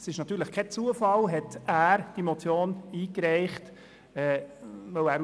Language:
Swiss German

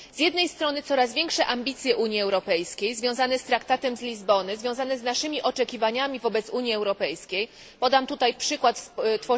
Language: Polish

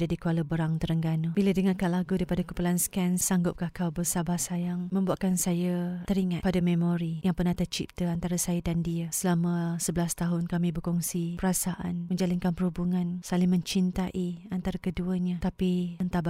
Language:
Malay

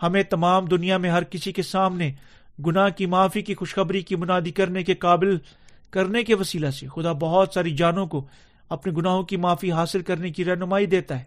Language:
Urdu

